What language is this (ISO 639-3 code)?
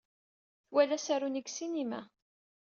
kab